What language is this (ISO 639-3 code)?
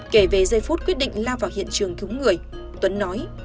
vie